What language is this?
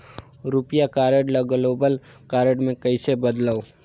Chhattisgarhi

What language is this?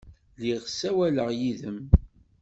Kabyle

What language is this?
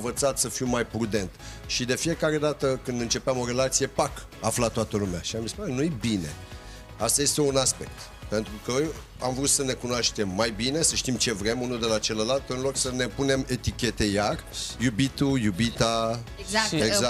Romanian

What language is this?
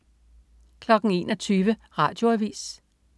Danish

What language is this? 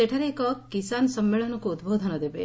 Odia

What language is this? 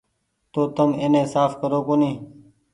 Goaria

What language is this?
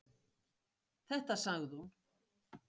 Icelandic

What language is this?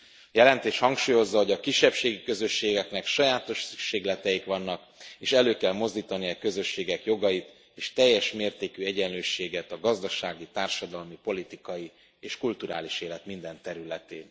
Hungarian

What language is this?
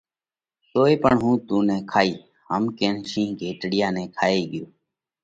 Parkari Koli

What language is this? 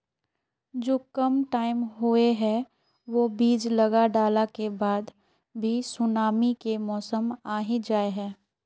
Magahi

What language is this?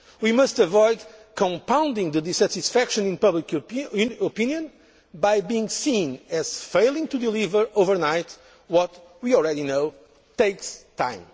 English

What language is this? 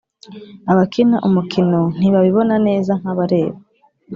Kinyarwanda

